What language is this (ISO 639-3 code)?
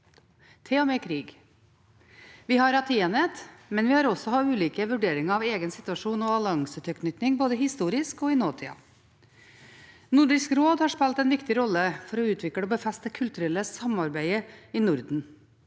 nor